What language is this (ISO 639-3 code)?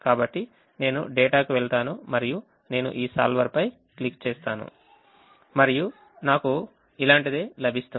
tel